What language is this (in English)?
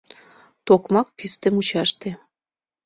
Mari